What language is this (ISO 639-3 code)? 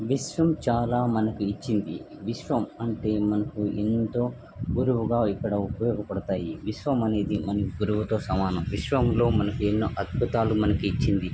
tel